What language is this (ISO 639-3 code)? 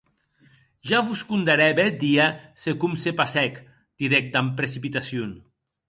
oci